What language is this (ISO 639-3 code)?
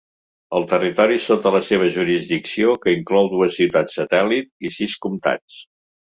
cat